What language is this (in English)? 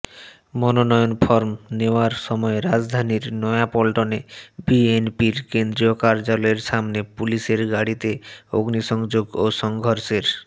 Bangla